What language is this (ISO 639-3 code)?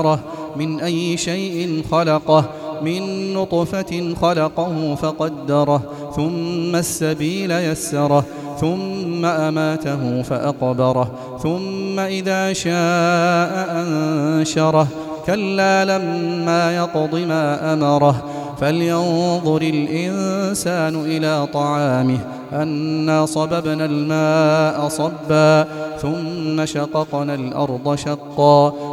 ara